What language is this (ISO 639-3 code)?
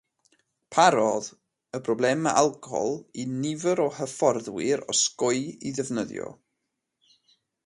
cym